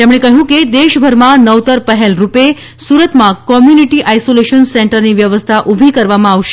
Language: Gujarati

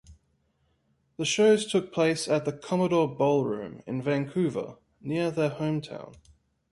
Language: English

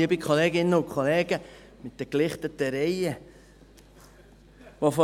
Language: Swiss German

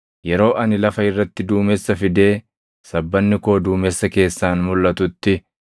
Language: Oromo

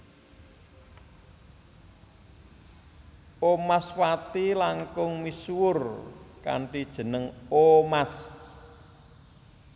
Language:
Javanese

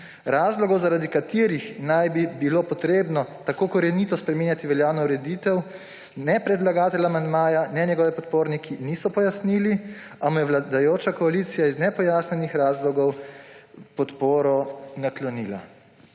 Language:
Slovenian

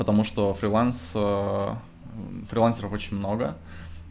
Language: Russian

